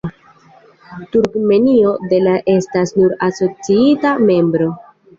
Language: Esperanto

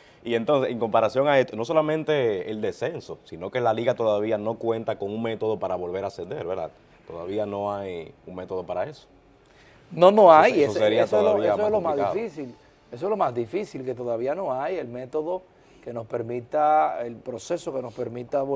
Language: Spanish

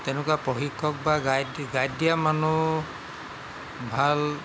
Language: Assamese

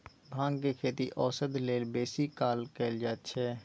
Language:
Maithili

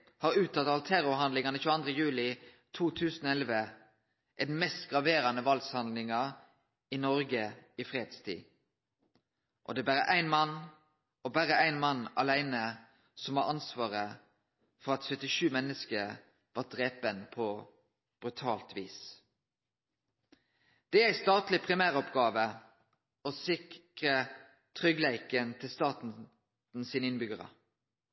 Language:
Norwegian Nynorsk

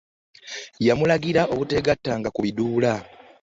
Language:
Ganda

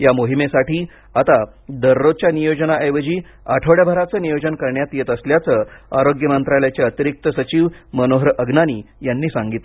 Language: Marathi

